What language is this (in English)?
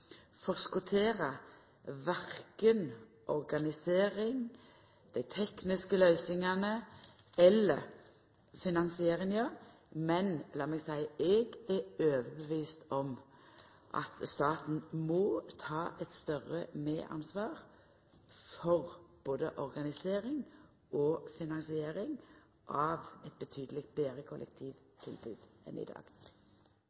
Norwegian Nynorsk